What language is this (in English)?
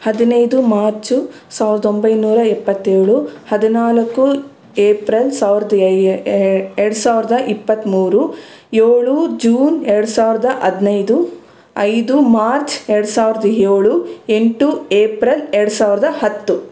Kannada